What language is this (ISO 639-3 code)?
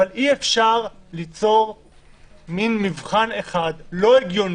heb